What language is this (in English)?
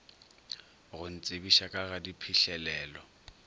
Northern Sotho